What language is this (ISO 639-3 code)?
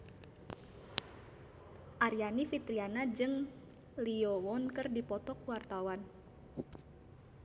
sun